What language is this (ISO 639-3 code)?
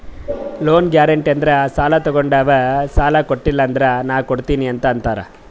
kan